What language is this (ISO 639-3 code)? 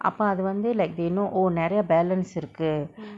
eng